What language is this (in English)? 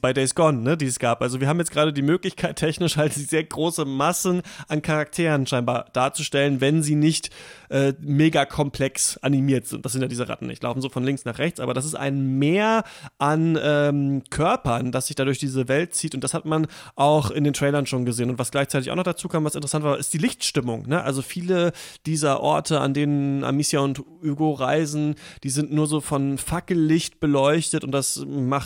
German